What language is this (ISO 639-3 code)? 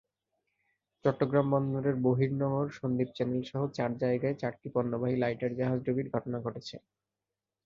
ben